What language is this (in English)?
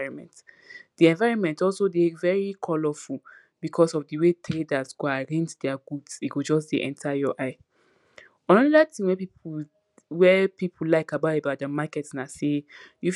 Nigerian Pidgin